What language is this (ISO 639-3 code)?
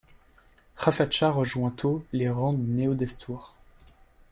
fra